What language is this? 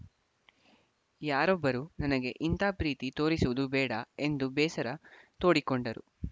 Kannada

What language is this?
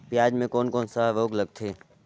Chhattisgarhi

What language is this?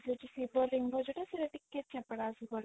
Odia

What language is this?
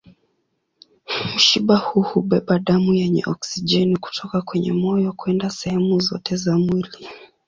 Swahili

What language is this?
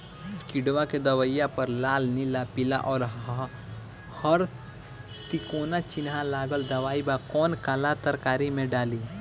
Bhojpuri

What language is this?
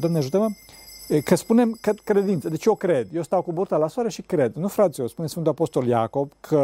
Romanian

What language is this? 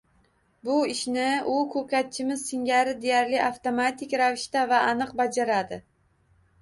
Uzbek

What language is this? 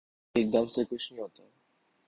Urdu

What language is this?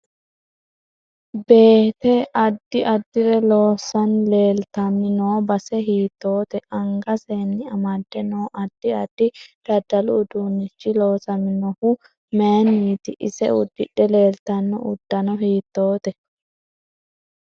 Sidamo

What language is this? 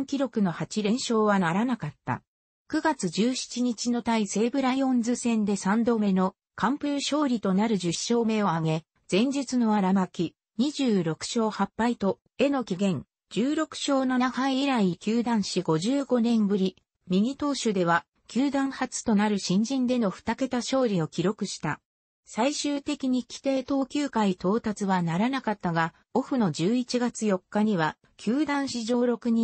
Japanese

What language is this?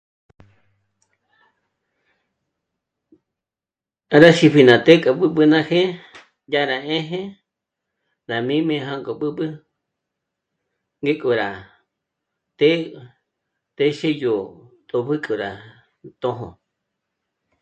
Michoacán Mazahua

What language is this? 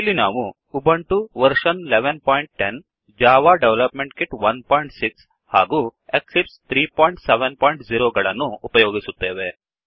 Kannada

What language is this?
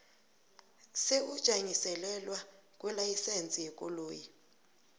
South Ndebele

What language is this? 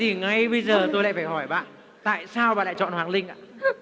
Vietnamese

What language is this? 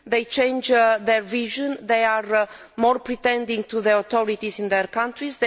English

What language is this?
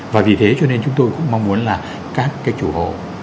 Vietnamese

